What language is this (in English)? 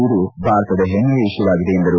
Kannada